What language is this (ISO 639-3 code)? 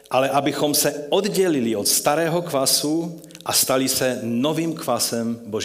ces